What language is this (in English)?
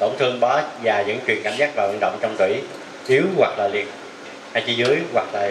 Vietnamese